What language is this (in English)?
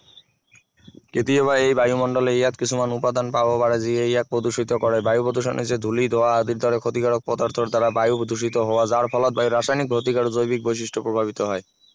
Assamese